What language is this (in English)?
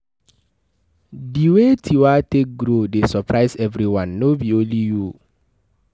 Nigerian Pidgin